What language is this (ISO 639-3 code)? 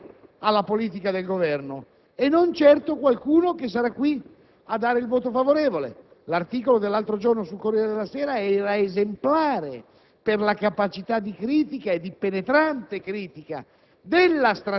ita